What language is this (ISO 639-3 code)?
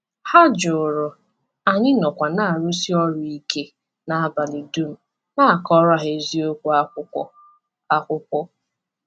ibo